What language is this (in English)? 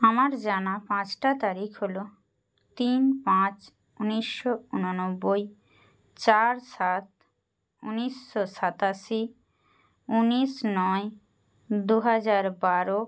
Bangla